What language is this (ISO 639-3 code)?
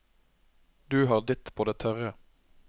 nor